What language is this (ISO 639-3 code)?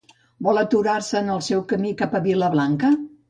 cat